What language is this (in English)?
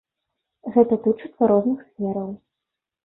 Belarusian